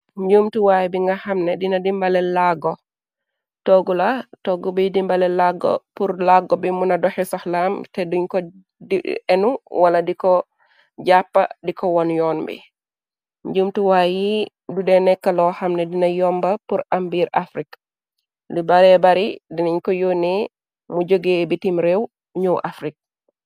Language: Wolof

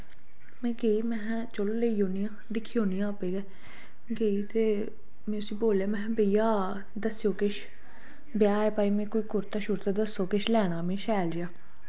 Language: Dogri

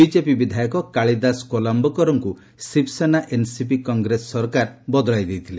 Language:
Odia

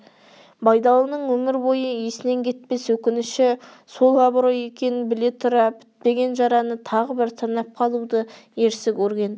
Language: Kazakh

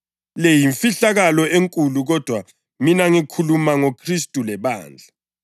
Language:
North Ndebele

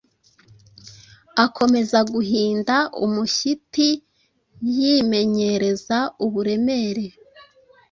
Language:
Kinyarwanda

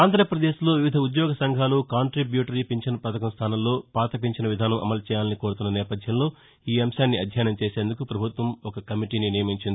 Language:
Telugu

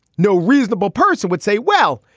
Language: English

